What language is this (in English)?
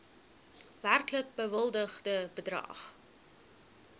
Afrikaans